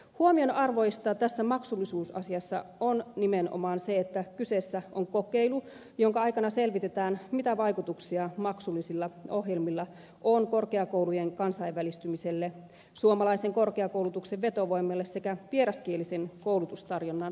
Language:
Finnish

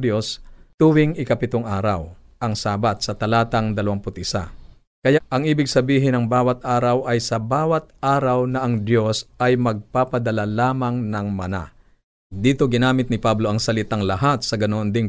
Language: Filipino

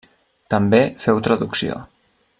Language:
Catalan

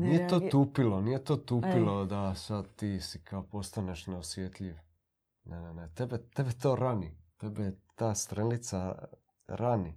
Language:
Croatian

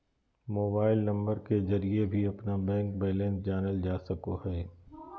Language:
Magahi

